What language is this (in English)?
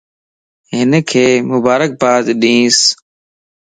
Lasi